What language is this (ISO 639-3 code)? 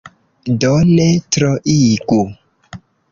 epo